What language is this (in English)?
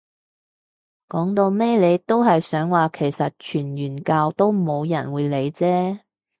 Cantonese